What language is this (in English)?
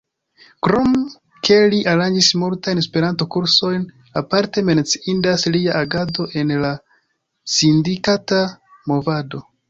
Esperanto